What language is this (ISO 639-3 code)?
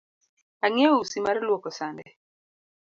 luo